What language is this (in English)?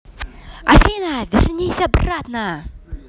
Russian